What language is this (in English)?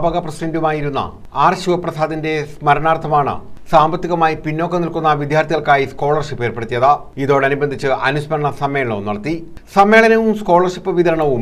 Malayalam